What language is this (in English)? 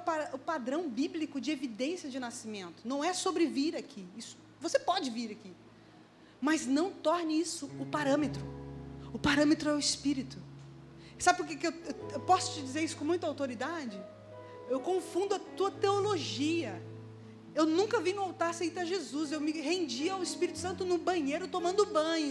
Portuguese